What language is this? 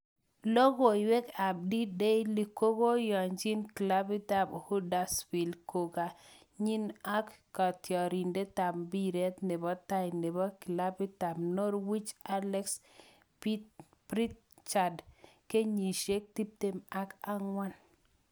Kalenjin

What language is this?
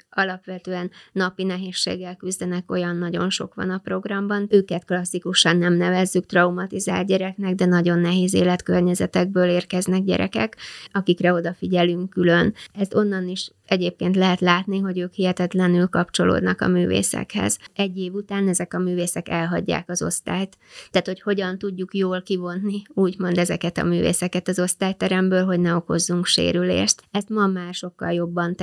Hungarian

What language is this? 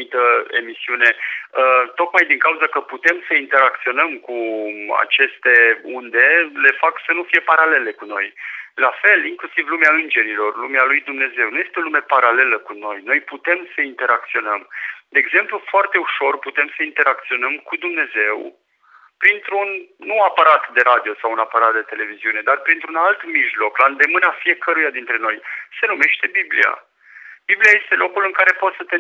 Romanian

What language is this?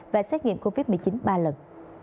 Vietnamese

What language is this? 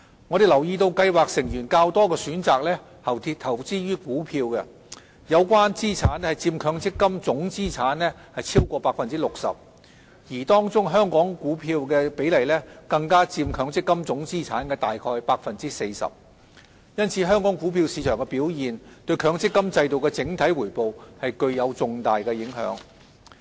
Cantonese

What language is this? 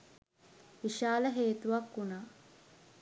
Sinhala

